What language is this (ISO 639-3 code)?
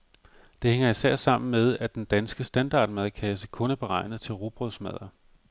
dan